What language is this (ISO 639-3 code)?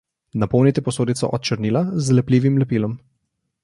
slv